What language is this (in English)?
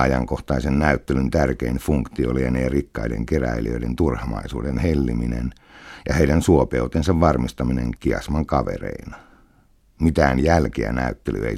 Finnish